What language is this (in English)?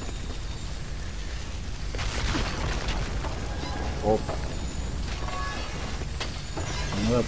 Turkish